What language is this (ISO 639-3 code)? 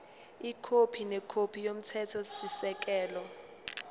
zul